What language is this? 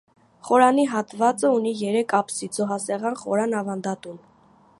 Armenian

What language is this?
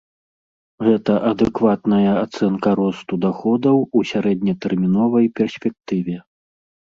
Belarusian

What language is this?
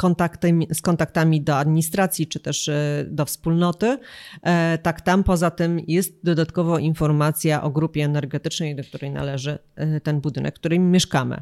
Polish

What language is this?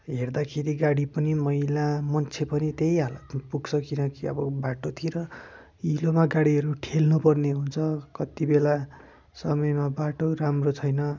Nepali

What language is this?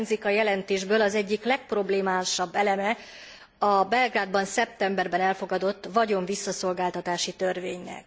Hungarian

